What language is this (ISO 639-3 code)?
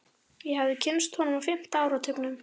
isl